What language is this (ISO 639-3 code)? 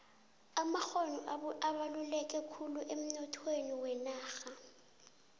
nbl